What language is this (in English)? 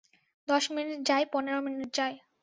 Bangla